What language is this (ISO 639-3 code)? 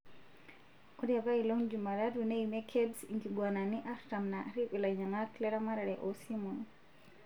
mas